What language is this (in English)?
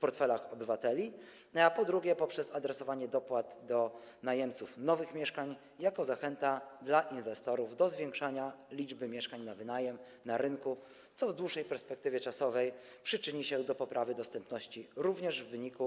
Polish